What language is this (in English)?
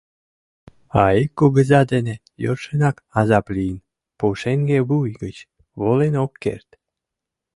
Mari